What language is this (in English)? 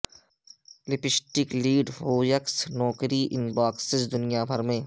Urdu